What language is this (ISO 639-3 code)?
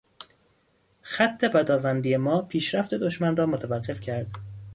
fas